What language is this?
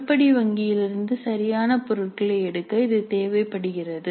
Tamil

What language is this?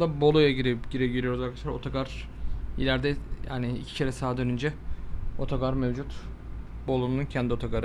Turkish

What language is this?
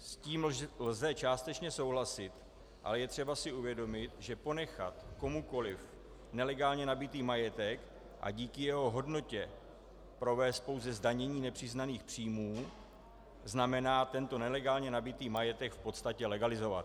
Czech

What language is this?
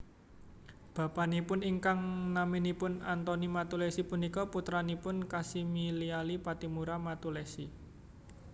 Javanese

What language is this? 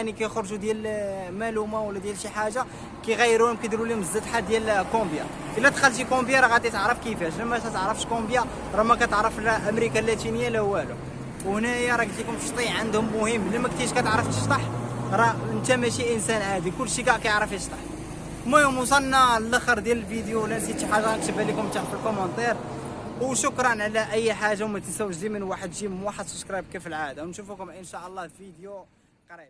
Arabic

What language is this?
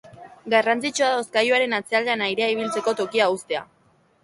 Basque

